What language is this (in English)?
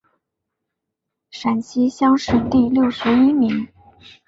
Chinese